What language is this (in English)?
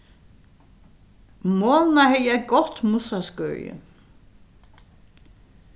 Faroese